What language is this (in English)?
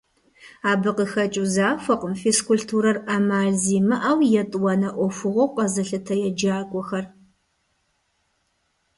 Kabardian